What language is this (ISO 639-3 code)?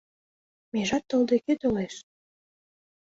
chm